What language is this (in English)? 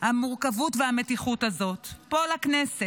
Hebrew